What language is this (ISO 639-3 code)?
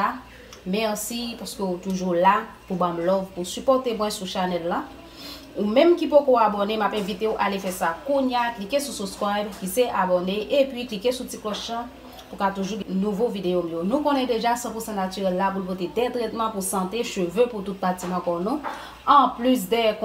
fra